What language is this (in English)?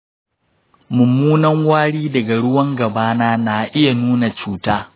Hausa